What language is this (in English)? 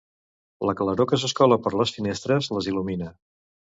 Catalan